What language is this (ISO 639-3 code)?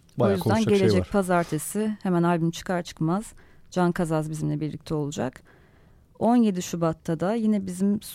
tur